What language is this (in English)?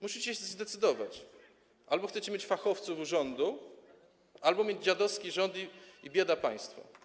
Polish